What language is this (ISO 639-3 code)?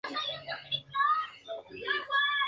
spa